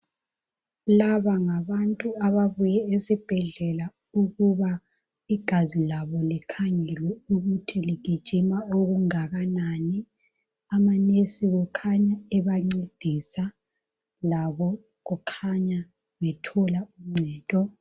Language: North Ndebele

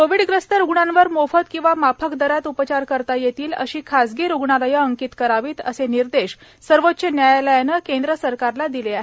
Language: Marathi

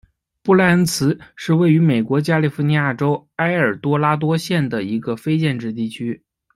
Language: Chinese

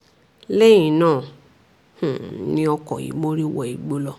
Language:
Yoruba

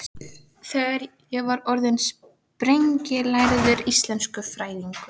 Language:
Icelandic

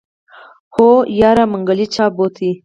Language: Pashto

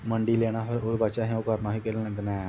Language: Dogri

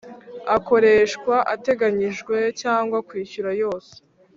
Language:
Kinyarwanda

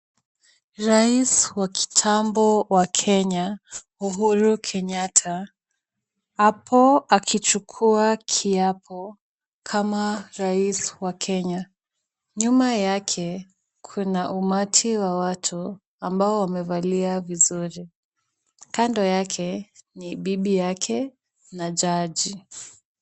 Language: Swahili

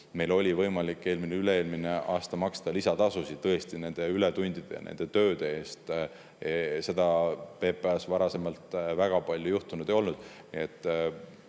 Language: Estonian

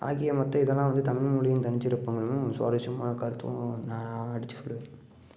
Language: Tamil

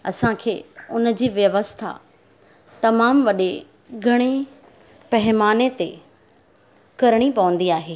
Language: Sindhi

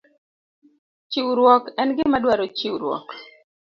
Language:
Luo (Kenya and Tanzania)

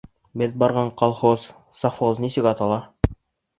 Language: Bashkir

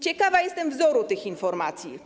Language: Polish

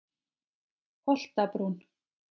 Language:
Icelandic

